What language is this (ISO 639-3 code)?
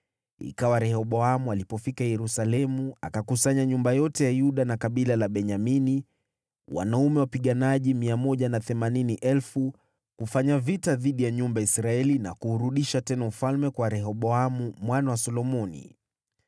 swa